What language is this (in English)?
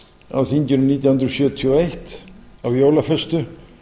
Icelandic